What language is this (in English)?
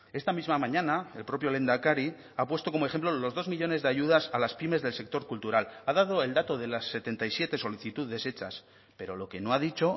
Spanish